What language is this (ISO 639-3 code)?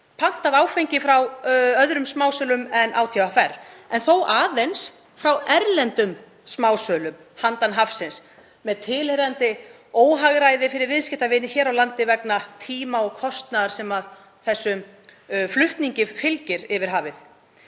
isl